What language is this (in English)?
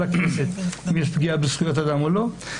Hebrew